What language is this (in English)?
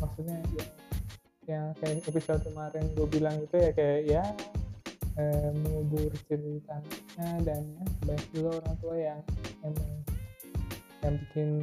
Indonesian